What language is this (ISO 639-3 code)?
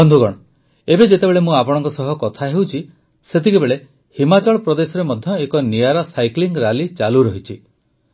ori